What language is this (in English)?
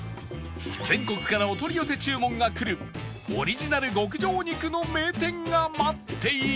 Japanese